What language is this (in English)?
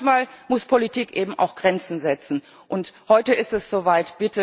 German